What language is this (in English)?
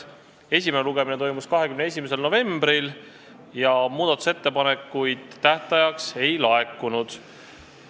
Estonian